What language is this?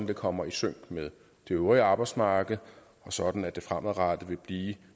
Danish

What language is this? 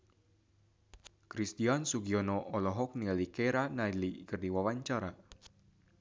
Sundanese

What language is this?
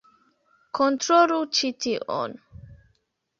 Esperanto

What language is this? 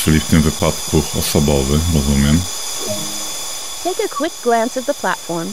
Polish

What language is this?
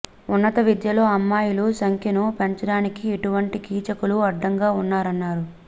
Telugu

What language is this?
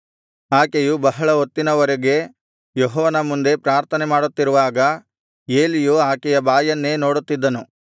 Kannada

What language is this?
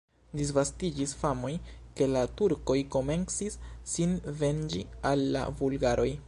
Esperanto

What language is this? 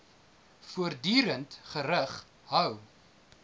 Afrikaans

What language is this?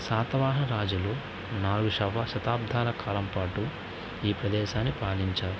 Telugu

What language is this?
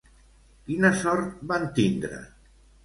Catalan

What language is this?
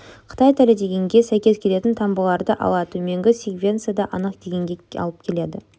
Kazakh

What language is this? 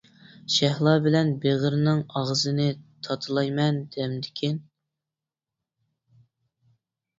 Uyghur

